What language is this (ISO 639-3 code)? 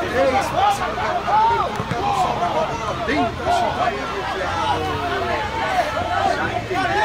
por